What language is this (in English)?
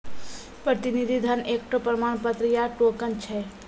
Maithili